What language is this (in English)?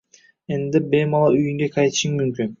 Uzbek